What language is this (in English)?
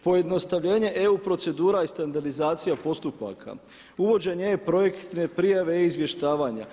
Croatian